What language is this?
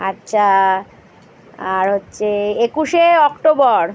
Bangla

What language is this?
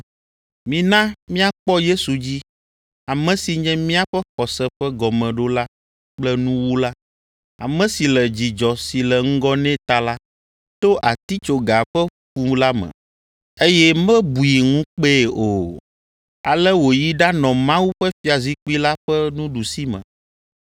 Ewe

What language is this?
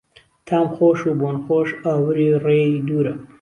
Central Kurdish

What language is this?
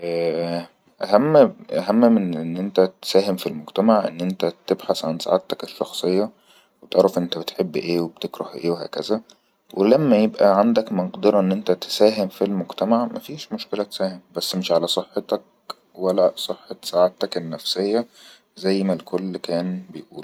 Egyptian Arabic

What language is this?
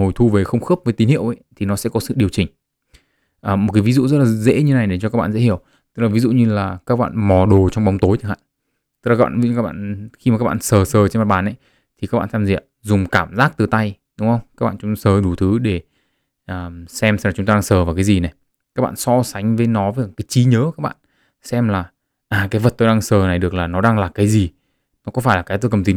Vietnamese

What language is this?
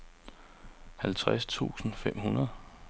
Danish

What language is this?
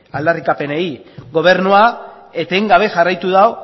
Basque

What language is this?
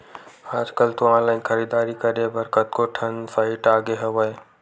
Chhattisgarhi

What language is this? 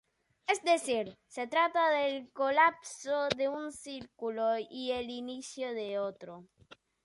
Spanish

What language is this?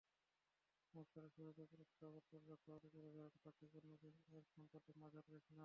Bangla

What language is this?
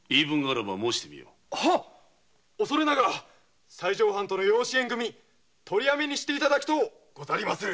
Japanese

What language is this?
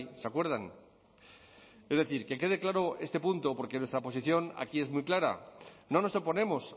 Spanish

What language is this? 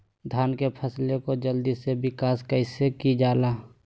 Magahi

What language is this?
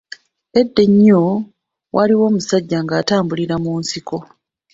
Ganda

